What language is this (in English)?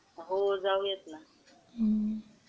Marathi